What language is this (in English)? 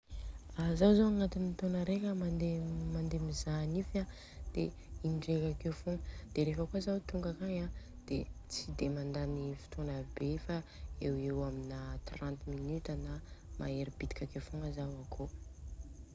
Southern Betsimisaraka Malagasy